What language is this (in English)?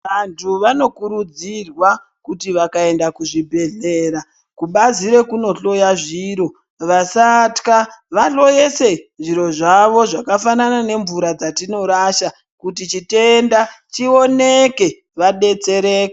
Ndau